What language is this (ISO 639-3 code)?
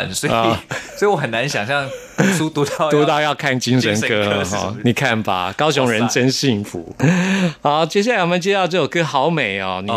zho